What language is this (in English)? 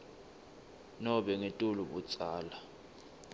Swati